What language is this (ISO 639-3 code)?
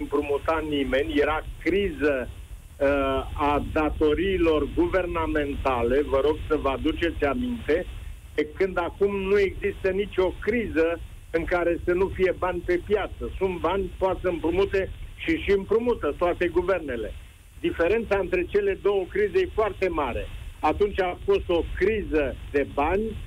ron